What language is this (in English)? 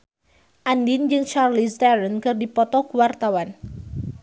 Sundanese